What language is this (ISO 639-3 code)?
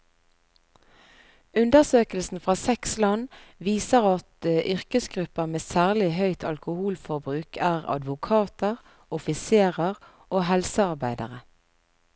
nor